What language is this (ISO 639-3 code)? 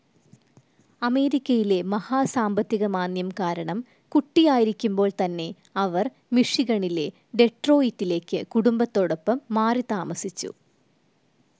mal